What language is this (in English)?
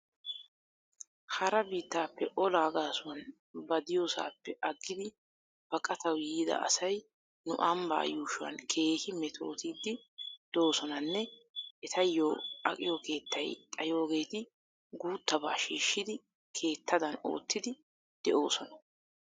Wolaytta